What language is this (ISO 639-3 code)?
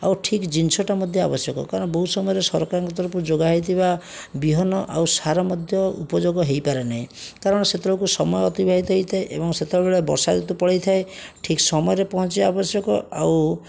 ori